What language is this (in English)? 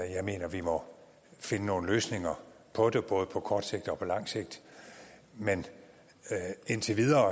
Danish